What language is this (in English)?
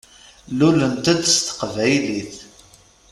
Kabyle